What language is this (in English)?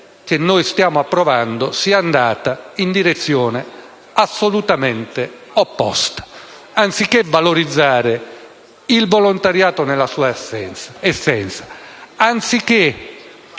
Italian